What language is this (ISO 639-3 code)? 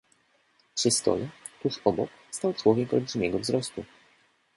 pol